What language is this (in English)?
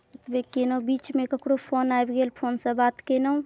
Maithili